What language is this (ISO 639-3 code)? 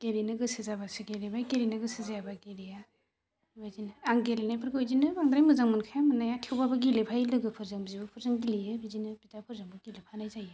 brx